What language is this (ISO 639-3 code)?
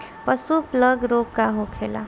bho